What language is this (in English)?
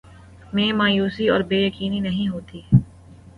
Urdu